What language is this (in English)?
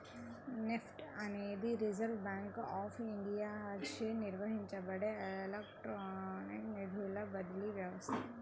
Telugu